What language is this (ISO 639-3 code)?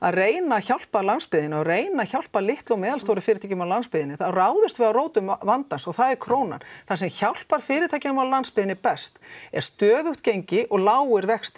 isl